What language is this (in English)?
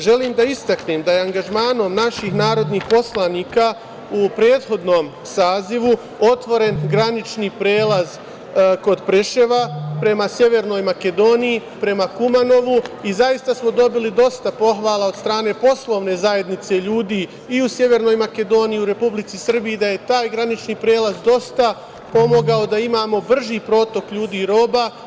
Serbian